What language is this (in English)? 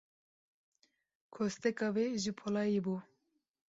Kurdish